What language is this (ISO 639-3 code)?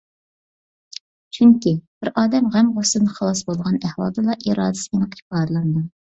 uig